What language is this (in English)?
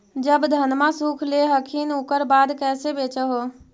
Magahi